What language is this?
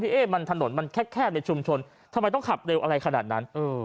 Thai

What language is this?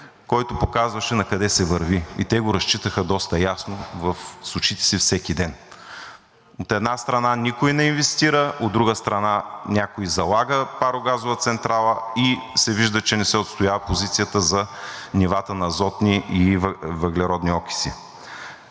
Bulgarian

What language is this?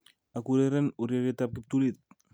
Kalenjin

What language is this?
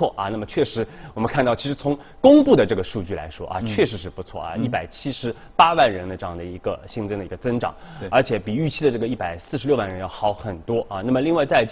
Chinese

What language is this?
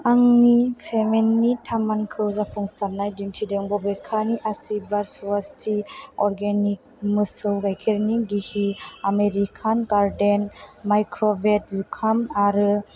Bodo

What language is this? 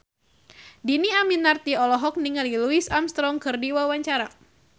Sundanese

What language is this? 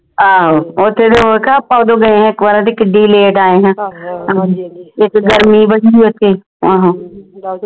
Punjabi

